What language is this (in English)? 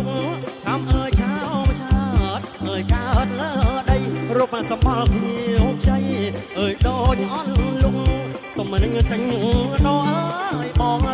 Thai